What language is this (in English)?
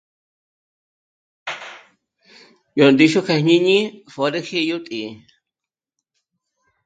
Michoacán Mazahua